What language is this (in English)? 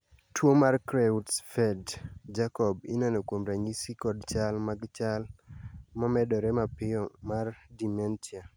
Luo (Kenya and Tanzania)